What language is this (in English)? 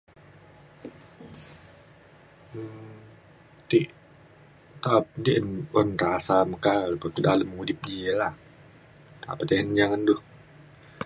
Mainstream Kenyah